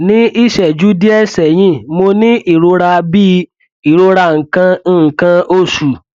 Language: Yoruba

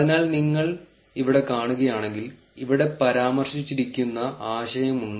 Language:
Malayalam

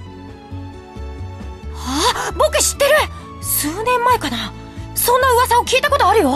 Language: Japanese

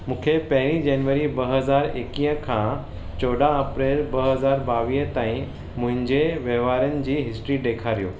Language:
Sindhi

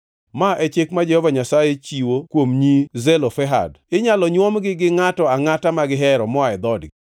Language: Luo (Kenya and Tanzania)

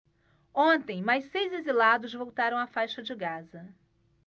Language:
Portuguese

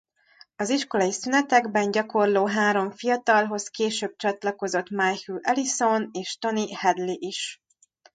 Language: Hungarian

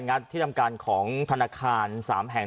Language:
Thai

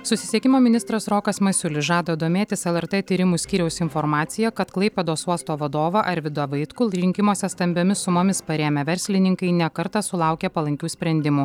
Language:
Lithuanian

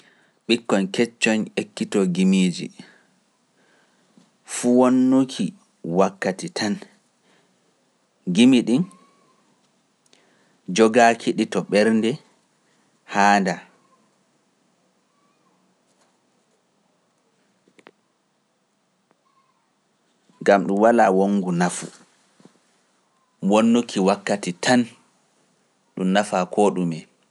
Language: Pular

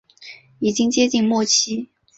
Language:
Chinese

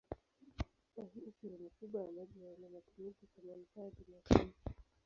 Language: Swahili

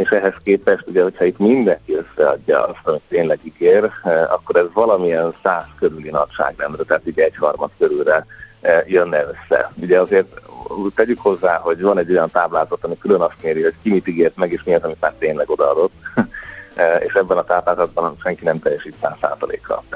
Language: Hungarian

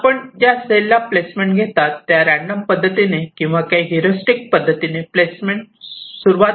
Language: Marathi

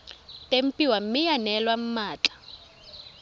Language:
Tswana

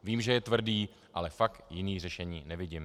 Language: Czech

